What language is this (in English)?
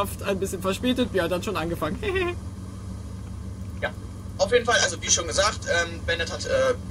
German